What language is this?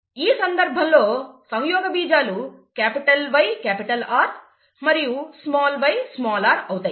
Telugu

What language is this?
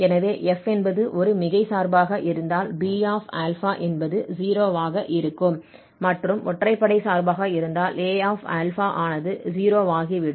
Tamil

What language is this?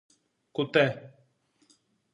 Greek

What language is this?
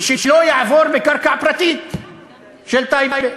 Hebrew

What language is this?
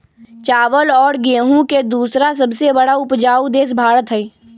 Magahi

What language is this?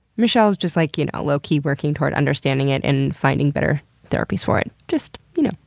English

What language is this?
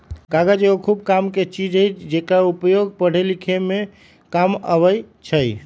Magahi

